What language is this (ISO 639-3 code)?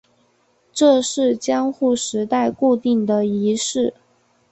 zho